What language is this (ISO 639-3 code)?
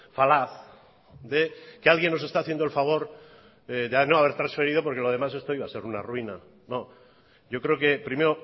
spa